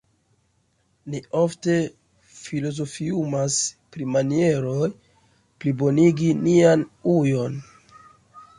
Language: Esperanto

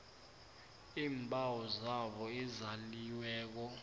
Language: South Ndebele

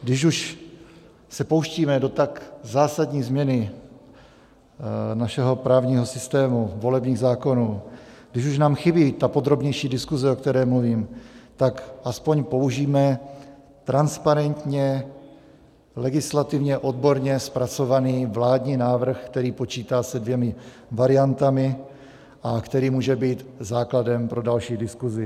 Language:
Czech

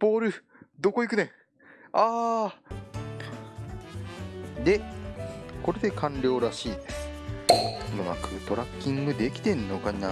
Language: Japanese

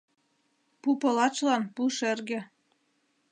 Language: Mari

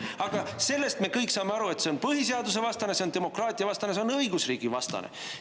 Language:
Estonian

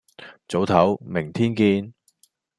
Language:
Cantonese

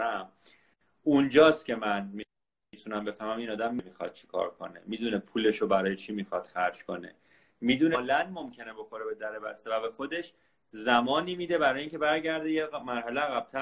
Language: Persian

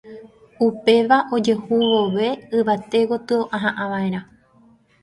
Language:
Guarani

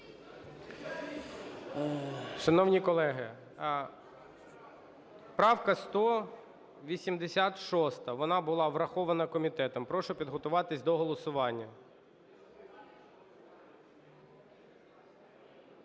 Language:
Ukrainian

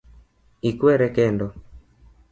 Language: Luo (Kenya and Tanzania)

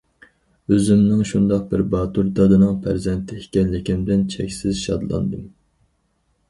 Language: Uyghur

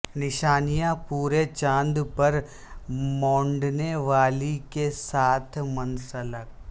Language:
Urdu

